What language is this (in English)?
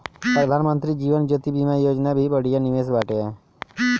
Bhojpuri